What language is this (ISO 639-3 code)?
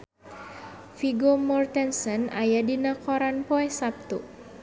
sun